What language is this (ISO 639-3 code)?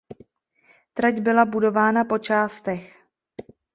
ces